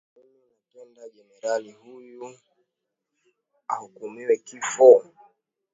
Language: Swahili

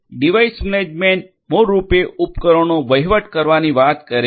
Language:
Gujarati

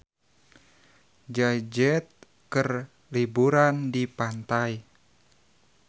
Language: Sundanese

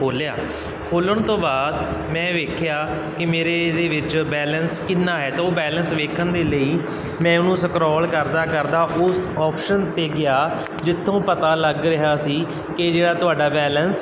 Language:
Punjabi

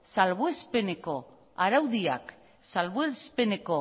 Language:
Basque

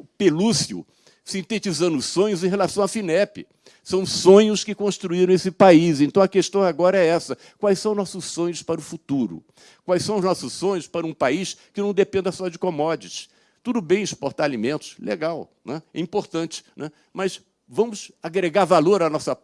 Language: Portuguese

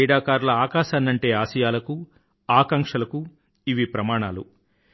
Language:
Telugu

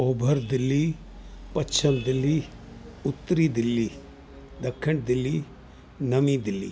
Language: Sindhi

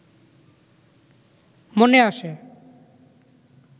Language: Bangla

